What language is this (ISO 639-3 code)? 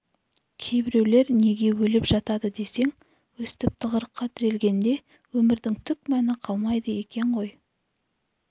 kaz